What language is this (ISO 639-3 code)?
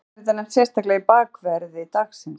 isl